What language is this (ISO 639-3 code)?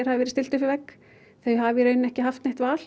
isl